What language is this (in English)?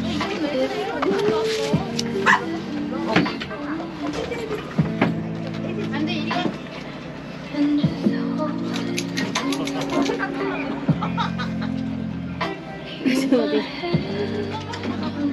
Korean